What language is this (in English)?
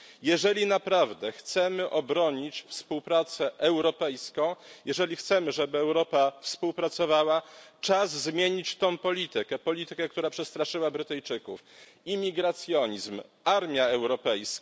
Polish